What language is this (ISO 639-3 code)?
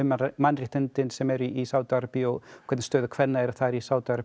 isl